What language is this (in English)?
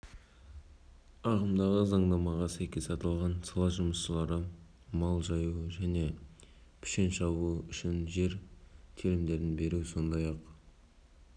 Kazakh